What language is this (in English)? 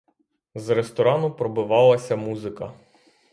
Ukrainian